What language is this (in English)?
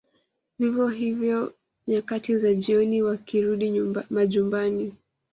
Swahili